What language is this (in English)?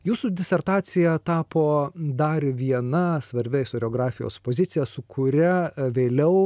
Lithuanian